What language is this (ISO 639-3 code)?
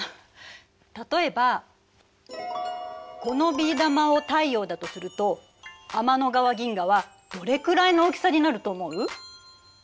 jpn